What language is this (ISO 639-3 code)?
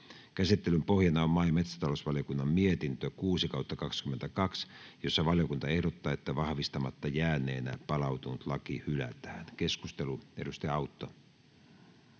fin